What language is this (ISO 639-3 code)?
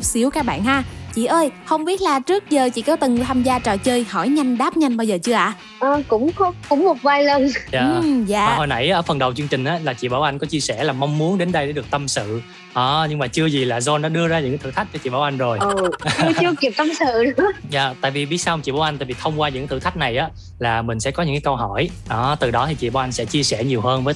vie